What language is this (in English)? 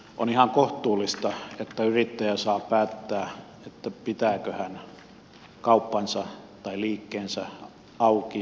Finnish